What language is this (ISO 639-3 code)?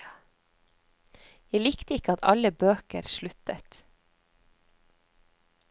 nor